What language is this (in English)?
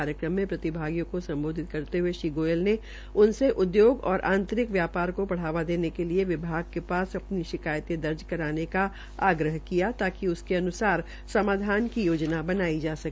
Hindi